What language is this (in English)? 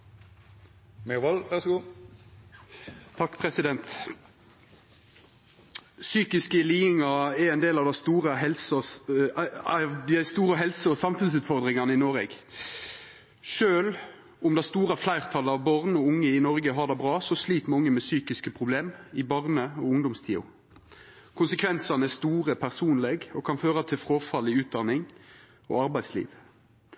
Norwegian Nynorsk